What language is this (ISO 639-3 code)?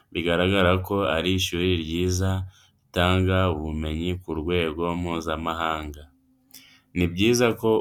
kin